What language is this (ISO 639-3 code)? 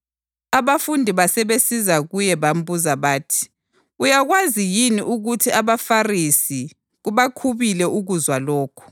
nde